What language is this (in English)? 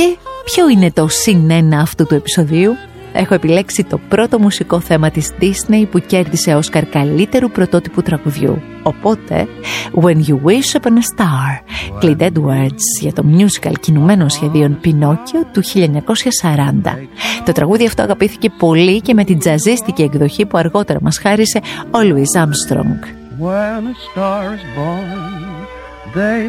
Greek